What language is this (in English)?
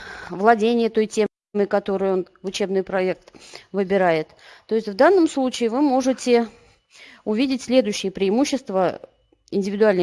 Russian